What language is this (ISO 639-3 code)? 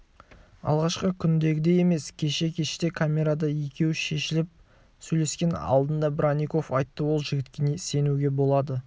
kaz